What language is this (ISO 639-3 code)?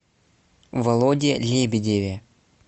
rus